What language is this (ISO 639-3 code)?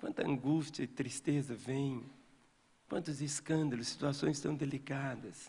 por